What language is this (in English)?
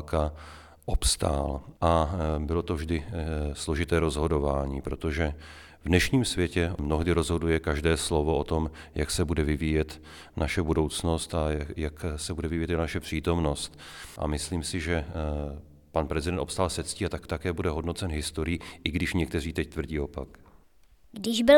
Czech